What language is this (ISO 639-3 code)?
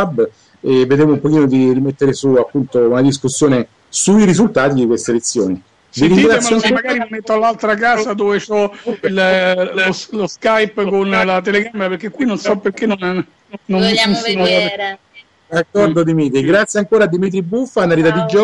ita